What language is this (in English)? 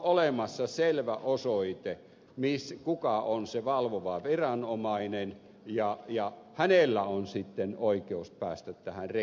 Finnish